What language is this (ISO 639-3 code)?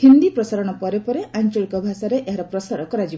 ori